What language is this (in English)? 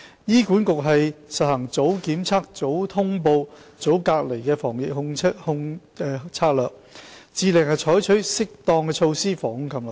Cantonese